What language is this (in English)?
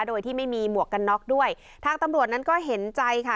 Thai